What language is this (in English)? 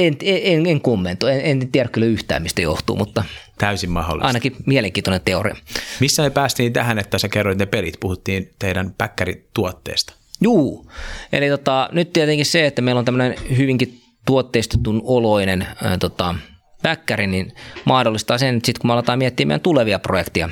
Finnish